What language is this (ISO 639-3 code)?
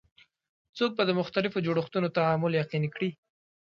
pus